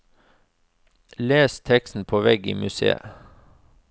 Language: Norwegian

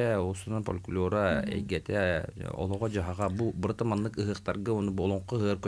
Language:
Arabic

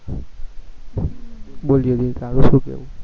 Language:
Gujarati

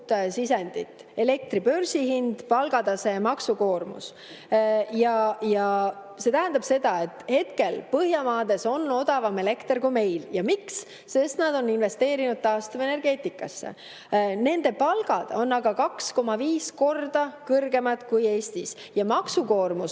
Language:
Estonian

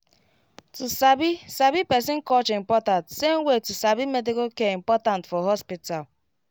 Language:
Nigerian Pidgin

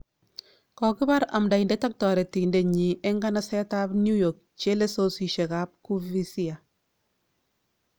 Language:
Kalenjin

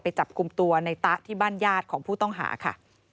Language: Thai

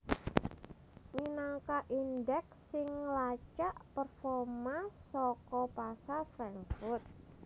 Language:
Javanese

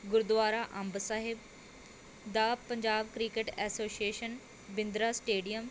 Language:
Punjabi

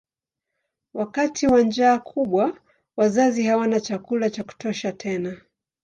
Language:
Swahili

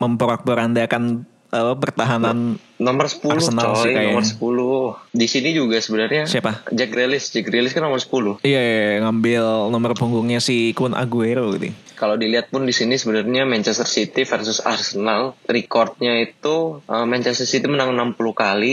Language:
Indonesian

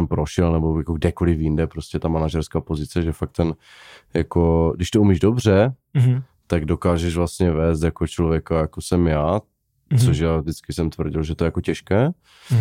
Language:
Czech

